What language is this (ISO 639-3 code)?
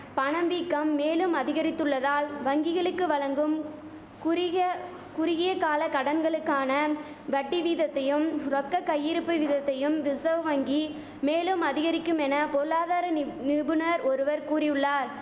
tam